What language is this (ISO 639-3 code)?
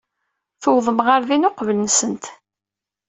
kab